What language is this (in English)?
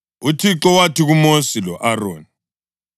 North Ndebele